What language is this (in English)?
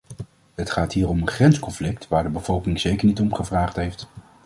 Dutch